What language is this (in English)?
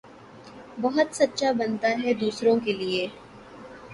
Urdu